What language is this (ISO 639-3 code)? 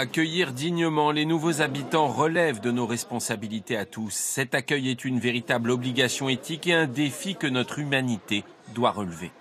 fra